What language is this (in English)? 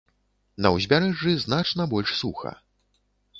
Belarusian